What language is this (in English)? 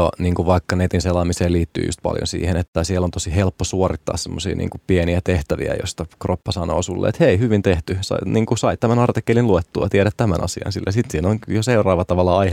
Finnish